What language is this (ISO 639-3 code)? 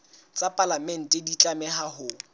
sot